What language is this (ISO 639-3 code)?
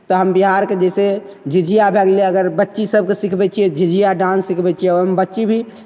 mai